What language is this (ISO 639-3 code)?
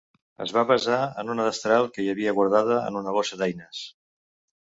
cat